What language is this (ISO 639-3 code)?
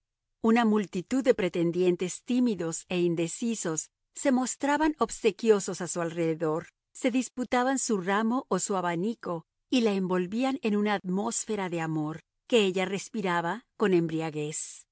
spa